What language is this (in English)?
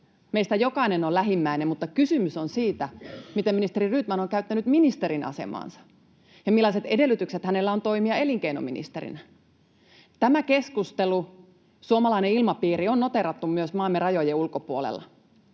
Finnish